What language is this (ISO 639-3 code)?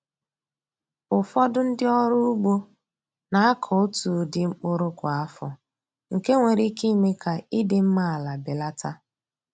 ibo